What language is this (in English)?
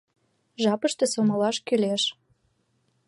Mari